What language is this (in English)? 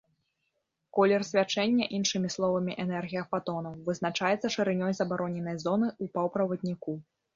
Belarusian